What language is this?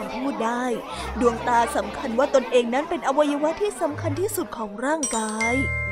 Thai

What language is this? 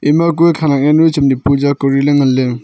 Wancho Naga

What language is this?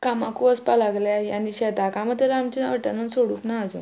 Konkani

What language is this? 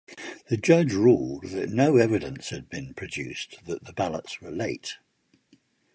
English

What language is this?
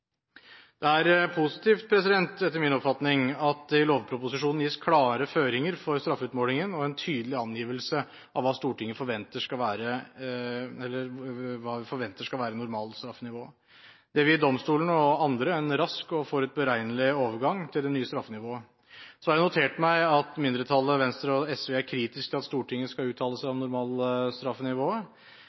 Norwegian Bokmål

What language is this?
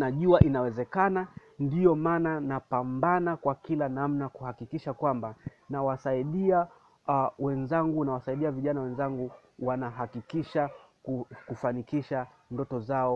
Swahili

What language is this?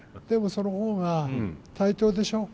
Japanese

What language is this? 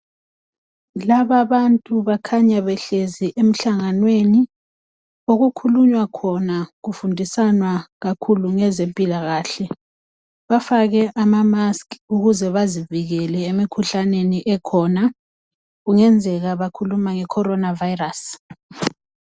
North Ndebele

